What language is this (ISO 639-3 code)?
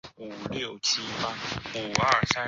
zho